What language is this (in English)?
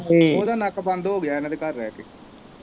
Punjabi